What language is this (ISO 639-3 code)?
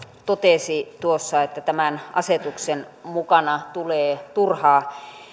fin